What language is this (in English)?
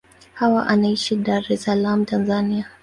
Swahili